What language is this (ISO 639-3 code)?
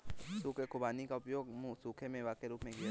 hin